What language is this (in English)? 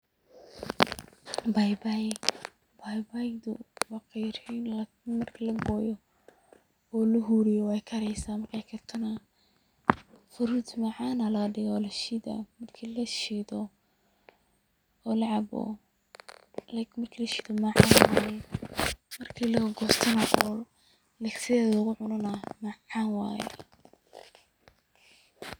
Somali